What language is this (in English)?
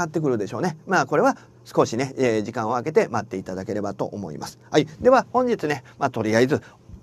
Japanese